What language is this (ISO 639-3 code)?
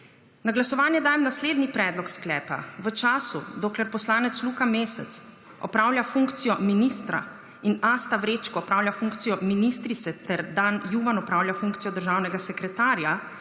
slv